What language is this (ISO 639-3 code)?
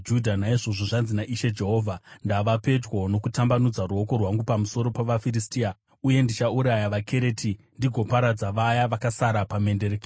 sna